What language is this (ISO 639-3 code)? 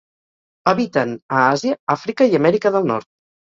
cat